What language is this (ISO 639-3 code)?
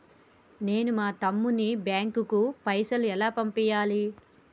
tel